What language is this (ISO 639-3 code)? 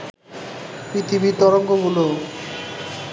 ben